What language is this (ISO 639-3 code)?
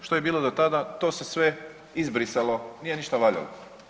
hrv